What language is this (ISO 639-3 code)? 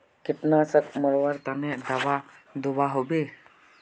mag